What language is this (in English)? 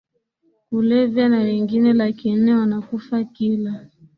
Swahili